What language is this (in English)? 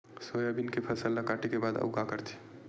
Chhattisgarhi